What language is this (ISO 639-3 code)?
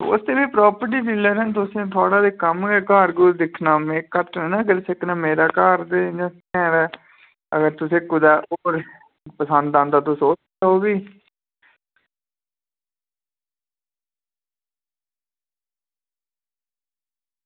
doi